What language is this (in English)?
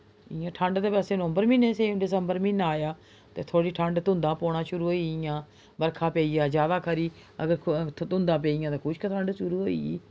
Dogri